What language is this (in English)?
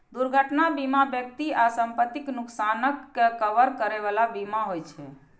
Maithili